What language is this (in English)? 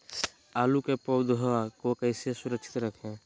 Magahi